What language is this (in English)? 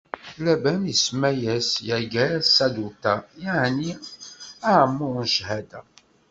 Kabyle